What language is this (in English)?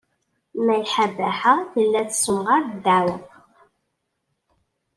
Kabyle